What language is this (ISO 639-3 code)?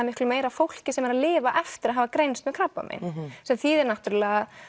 isl